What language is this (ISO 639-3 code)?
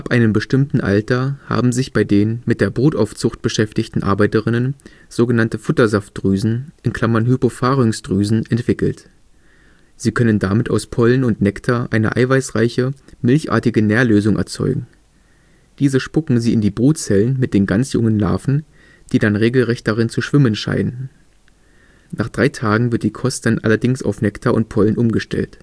deu